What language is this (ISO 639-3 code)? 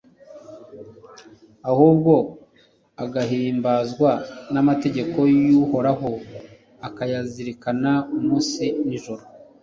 kin